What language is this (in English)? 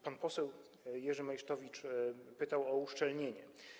Polish